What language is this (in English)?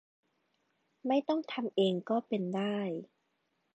Thai